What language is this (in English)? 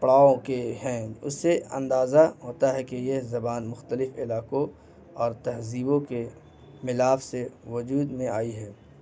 Urdu